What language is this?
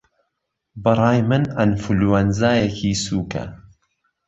Central Kurdish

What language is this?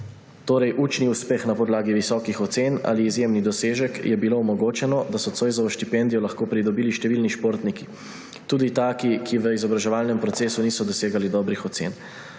Slovenian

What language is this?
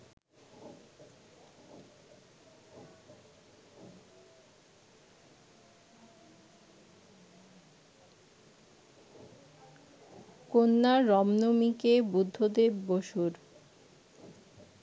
Bangla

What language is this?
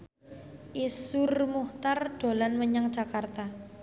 Javanese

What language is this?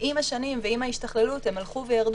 Hebrew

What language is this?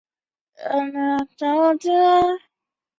Chinese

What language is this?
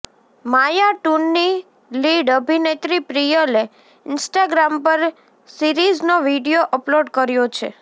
Gujarati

